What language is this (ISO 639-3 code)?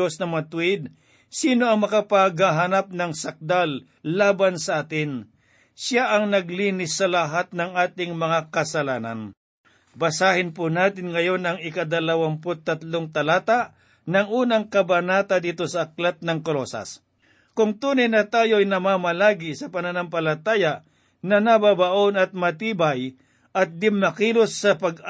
fil